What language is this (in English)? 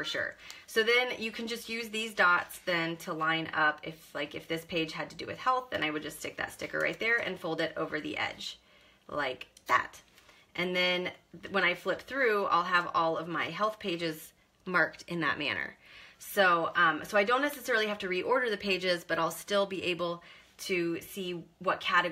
English